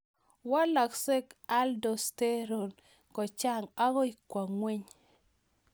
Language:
Kalenjin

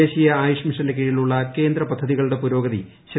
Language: Malayalam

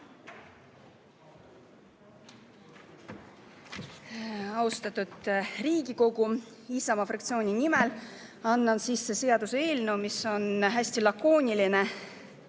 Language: Estonian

